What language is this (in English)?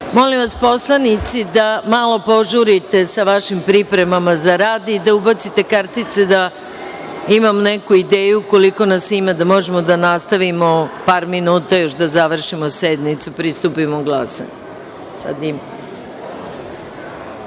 Serbian